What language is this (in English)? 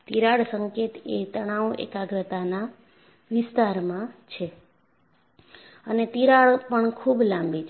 Gujarati